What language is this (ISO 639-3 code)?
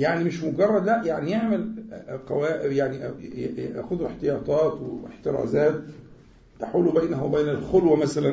ara